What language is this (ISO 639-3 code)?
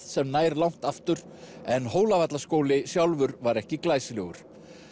isl